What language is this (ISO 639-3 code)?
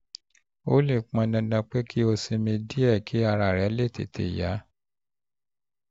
yor